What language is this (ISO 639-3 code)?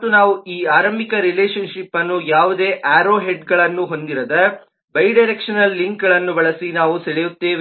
kan